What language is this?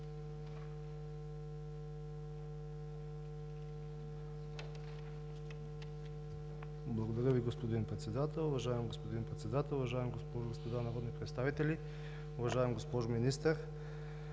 Bulgarian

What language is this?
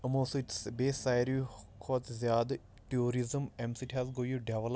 Kashmiri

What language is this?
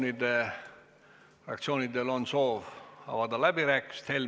Estonian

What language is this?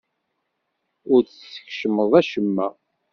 Kabyle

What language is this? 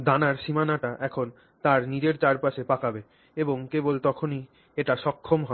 Bangla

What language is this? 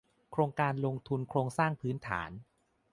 Thai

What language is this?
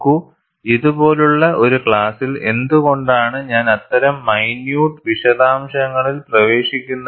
Malayalam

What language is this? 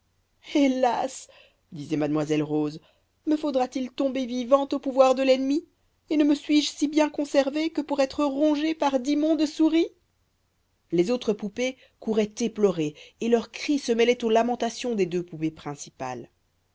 French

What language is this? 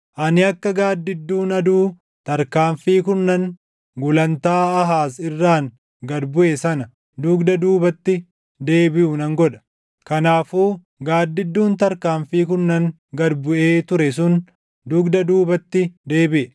Oromo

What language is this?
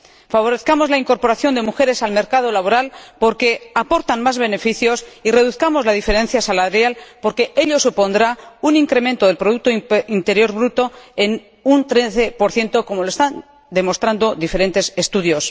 Spanish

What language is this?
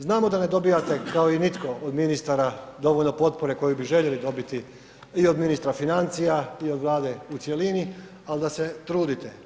Croatian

